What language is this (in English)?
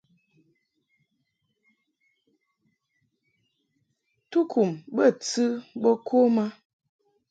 Mungaka